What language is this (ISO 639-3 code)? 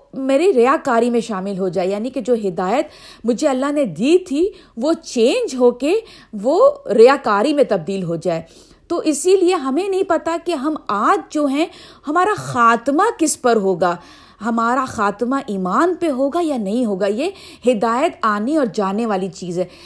urd